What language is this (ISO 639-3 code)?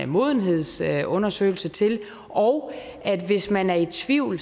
dan